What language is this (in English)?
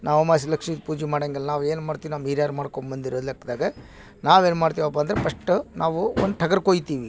Kannada